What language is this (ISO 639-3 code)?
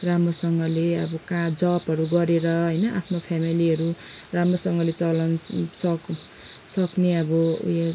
nep